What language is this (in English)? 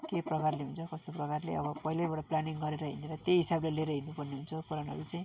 Nepali